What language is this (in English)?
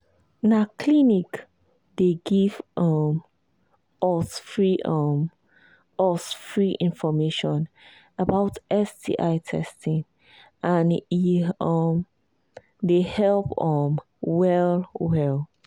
Nigerian Pidgin